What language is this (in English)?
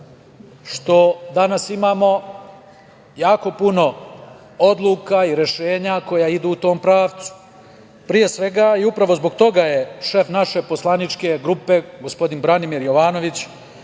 Serbian